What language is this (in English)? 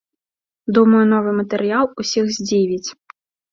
Belarusian